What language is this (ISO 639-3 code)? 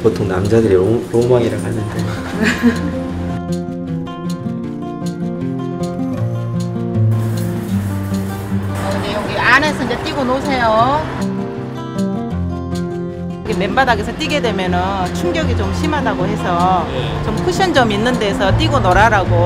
kor